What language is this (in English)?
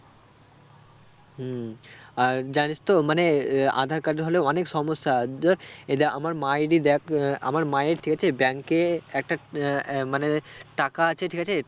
Bangla